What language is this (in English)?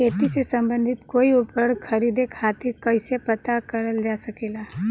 Bhojpuri